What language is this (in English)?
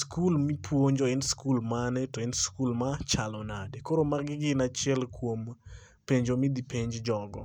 Luo (Kenya and Tanzania)